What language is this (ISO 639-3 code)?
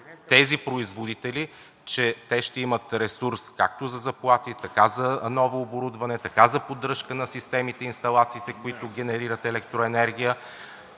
bul